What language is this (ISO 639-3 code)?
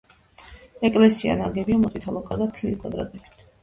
kat